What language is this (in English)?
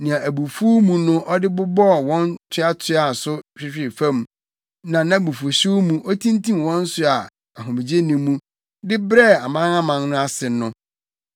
Akan